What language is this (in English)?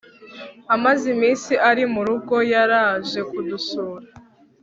Kinyarwanda